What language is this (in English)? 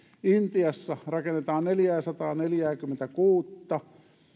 Finnish